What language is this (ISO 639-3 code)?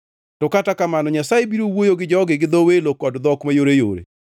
luo